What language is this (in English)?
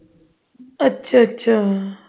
Punjabi